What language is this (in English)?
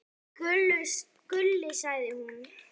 Icelandic